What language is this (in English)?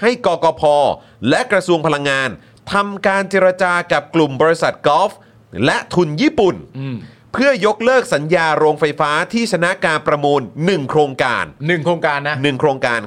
Thai